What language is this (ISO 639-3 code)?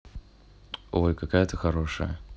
rus